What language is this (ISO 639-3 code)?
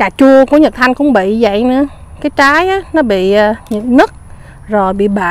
vie